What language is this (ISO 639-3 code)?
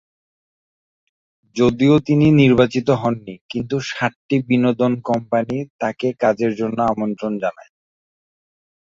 ben